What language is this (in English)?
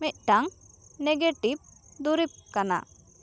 Santali